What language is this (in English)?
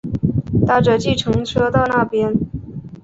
Chinese